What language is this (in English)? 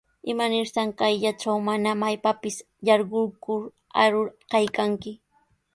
Sihuas Ancash Quechua